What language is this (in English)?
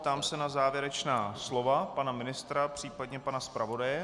Czech